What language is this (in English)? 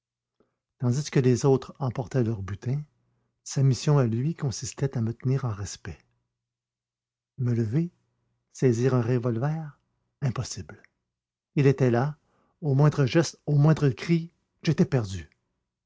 French